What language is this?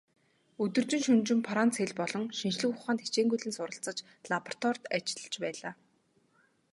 Mongolian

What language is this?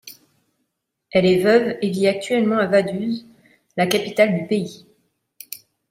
French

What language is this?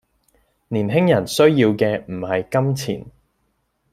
Cantonese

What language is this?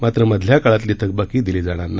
Marathi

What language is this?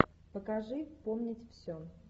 Russian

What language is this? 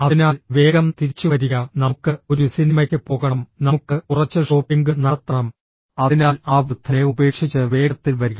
Malayalam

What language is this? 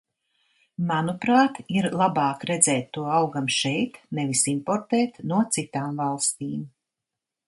Latvian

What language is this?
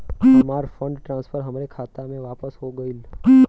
Bhojpuri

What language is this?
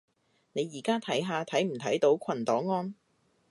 Cantonese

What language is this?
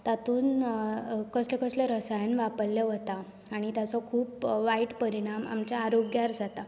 Konkani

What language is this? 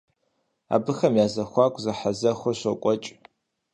Kabardian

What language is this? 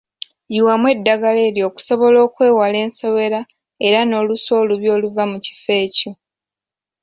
Ganda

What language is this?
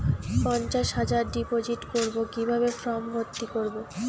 Bangla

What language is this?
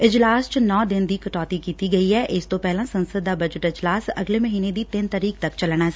Punjabi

